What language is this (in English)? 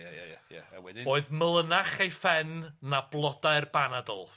Welsh